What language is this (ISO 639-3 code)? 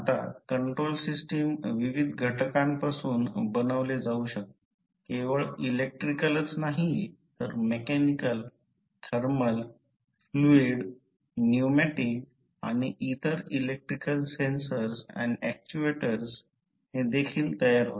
mar